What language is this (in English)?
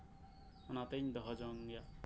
Santali